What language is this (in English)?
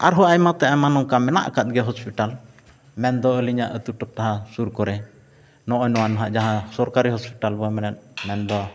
Santali